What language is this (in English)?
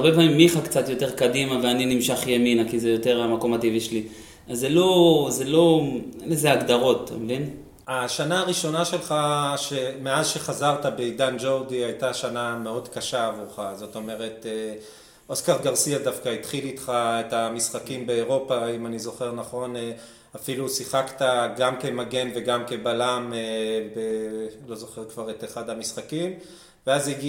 Hebrew